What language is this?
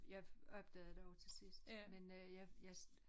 Danish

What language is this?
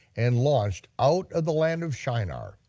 English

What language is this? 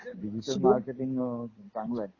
Marathi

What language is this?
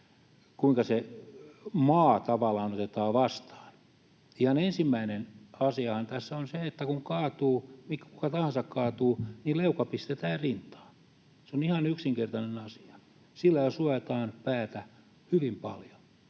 Finnish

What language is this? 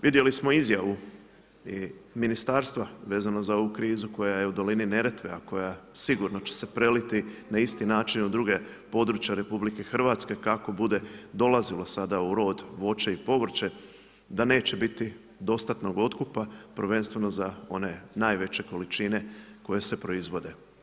Croatian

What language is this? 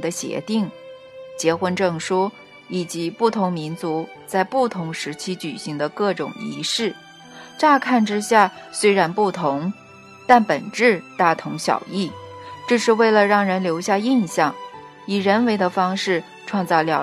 Chinese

